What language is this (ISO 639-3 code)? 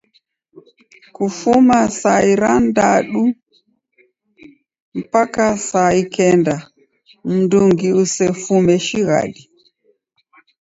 dav